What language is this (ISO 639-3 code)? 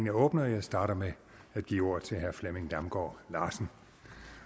dan